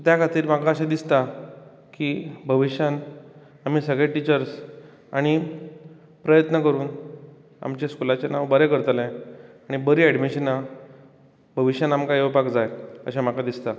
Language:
Konkani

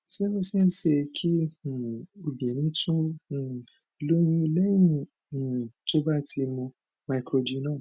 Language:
Yoruba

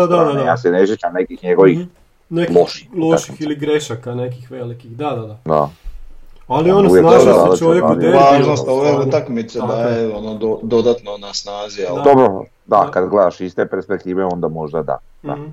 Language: Croatian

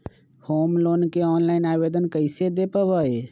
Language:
Magahi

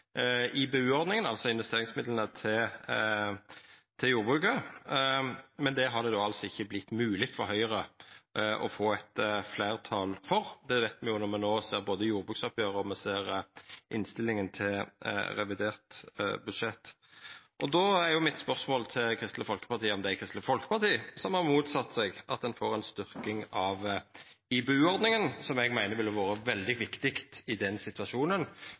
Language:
Norwegian Nynorsk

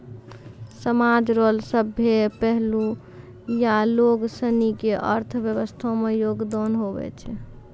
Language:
Maithili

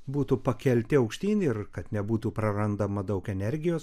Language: Lithuanian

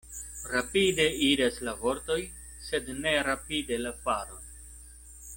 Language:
Esperanto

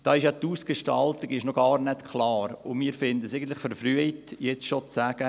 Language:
Swiss German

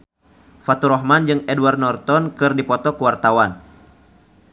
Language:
Sundanese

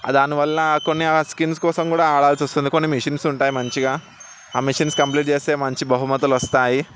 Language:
Telugu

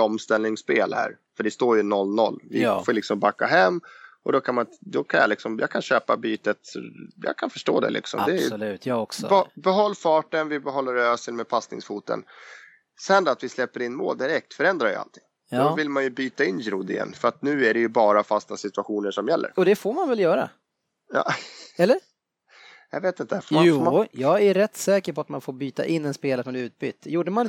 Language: Swedish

